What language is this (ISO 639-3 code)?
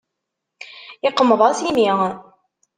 kab